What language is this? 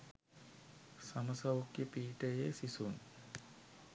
Sinhala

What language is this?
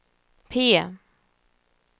Swedish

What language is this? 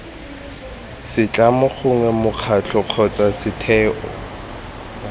Tswana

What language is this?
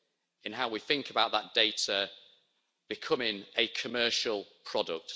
English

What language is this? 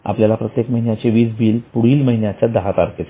Marathi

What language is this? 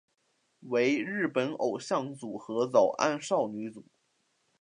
Chinese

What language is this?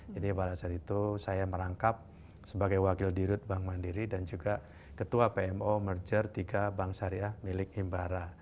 Indonesian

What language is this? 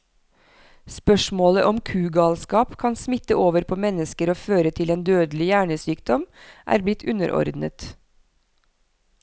Norwegian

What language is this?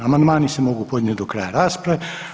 Croatian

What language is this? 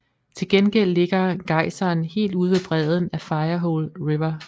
Danish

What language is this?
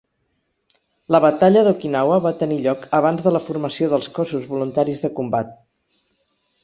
Catalan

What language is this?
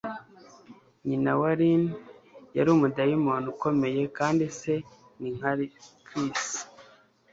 Kinyarwanda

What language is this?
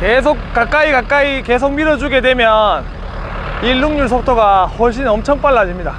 Korean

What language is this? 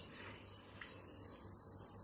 Tamil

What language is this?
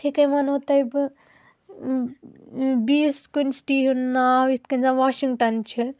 Kashmiri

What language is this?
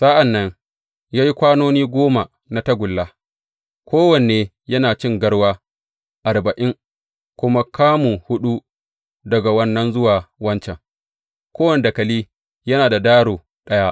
Hausa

